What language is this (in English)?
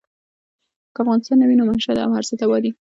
Pashto